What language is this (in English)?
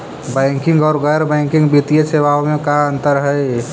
Magahi